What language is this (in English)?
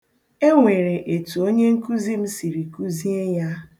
Igbo